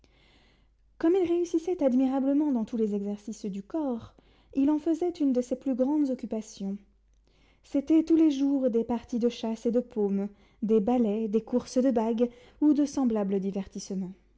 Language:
French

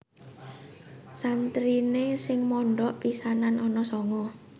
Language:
Javanese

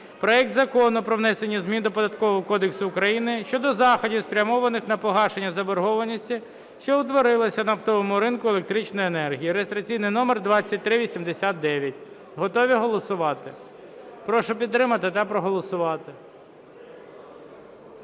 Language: Ukrainian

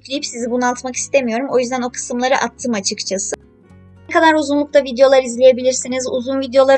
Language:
Turkish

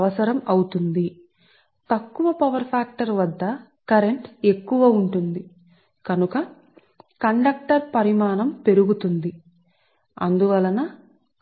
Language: Telugu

